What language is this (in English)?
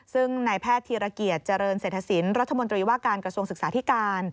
Thai